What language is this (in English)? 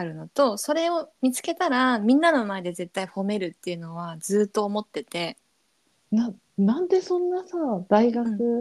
Japanese